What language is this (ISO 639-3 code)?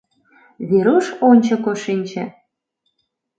chm